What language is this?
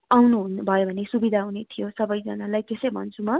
Nepali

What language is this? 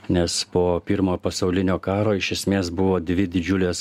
Lithuanian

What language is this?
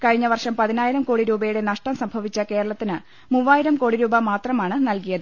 Malayalam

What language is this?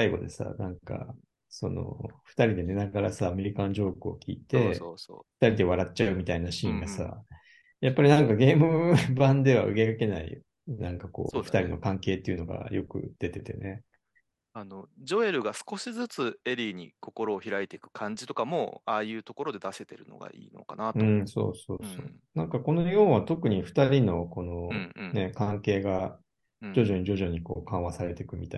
Japanese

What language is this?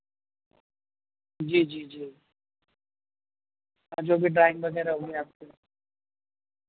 Urdu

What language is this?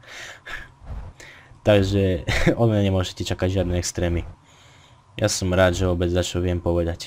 Slovak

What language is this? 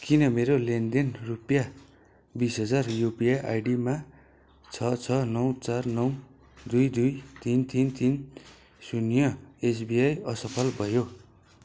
Nepali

